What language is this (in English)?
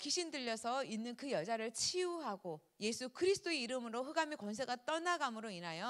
Korean